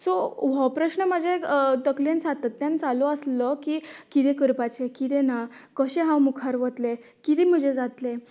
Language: Konkani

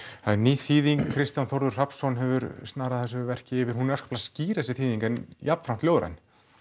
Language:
Icelandic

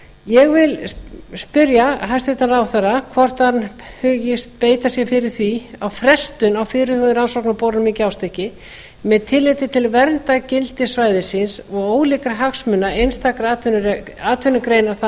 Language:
Icelandic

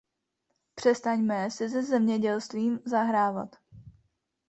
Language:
Czech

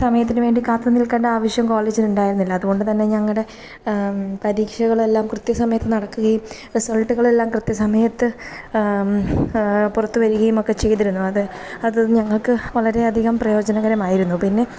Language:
Malayalam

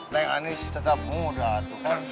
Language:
Indonesian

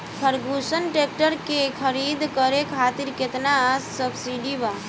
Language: Bhojpuri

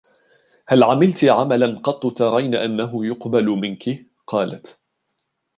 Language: Arabic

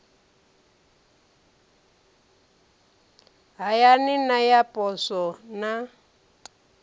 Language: Venda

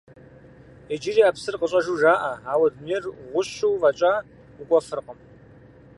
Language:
Kabardian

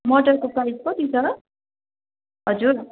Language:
Nepali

